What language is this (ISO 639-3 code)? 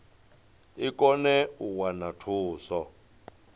ven